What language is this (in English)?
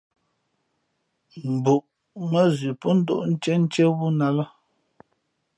Fe'fe'